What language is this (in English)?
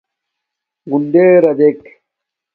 Domaaki